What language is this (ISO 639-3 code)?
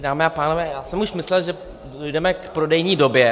ces